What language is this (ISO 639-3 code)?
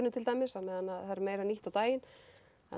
isl